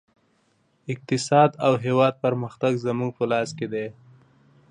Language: Pashto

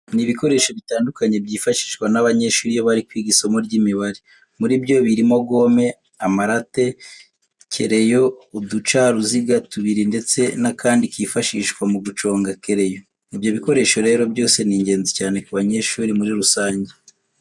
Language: Kinyarwanda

